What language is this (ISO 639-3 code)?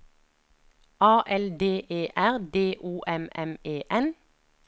nor